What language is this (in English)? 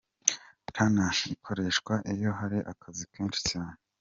Kinyarwanda